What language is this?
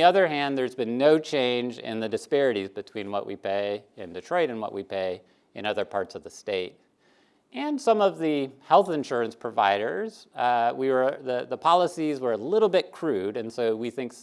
English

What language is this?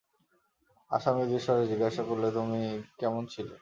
Bangla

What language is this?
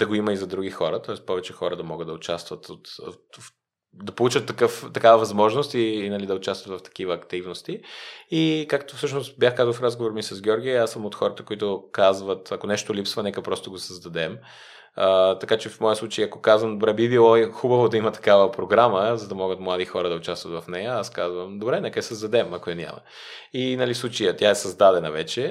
Bulgarian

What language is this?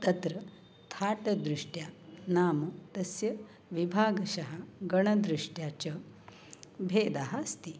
Sanskrit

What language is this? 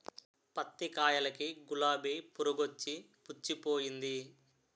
Telugu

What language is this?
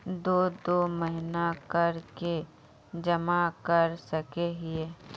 Magahi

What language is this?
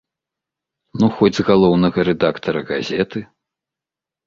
Belarusian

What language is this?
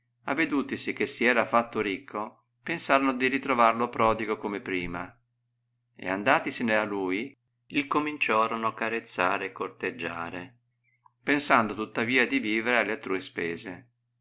Italian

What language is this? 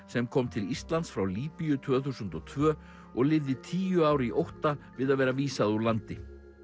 Icelandic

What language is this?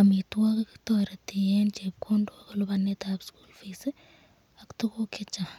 Kalenjin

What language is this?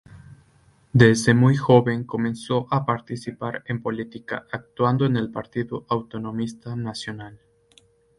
Spanish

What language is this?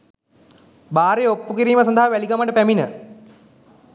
Sinhala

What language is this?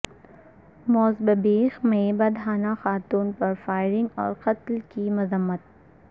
Urdu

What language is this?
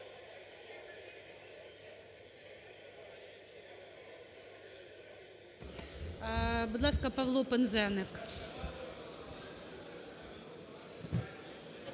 Ukrainian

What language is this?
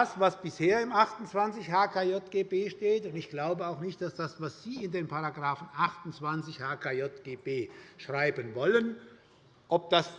German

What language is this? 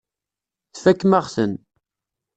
Kabyle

